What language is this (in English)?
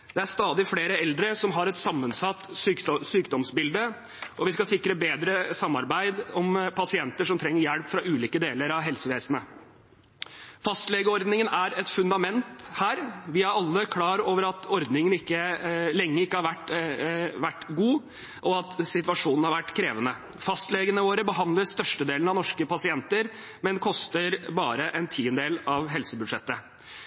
Norwegian Bokmål